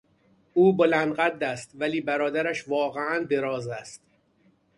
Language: Persian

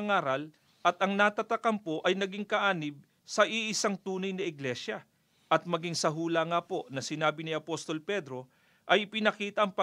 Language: Filipino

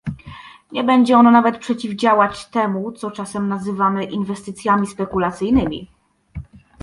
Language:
Polish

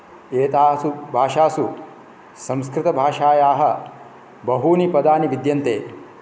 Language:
Sanskrit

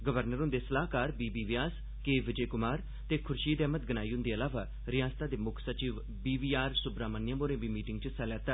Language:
Dogri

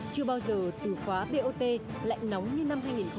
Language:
Vietnamese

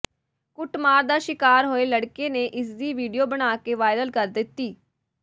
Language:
Punjabi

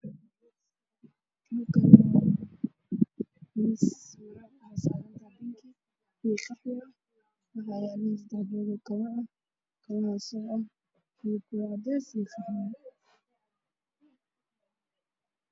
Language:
Somali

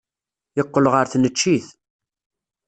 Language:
Kabyle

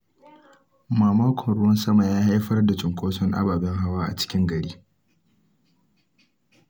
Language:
Hausa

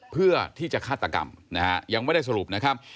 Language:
Thai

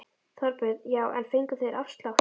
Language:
Icelandic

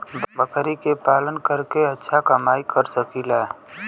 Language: Bhojpuri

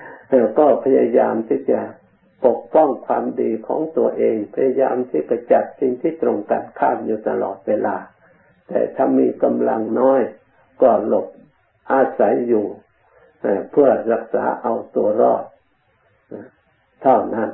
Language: Thai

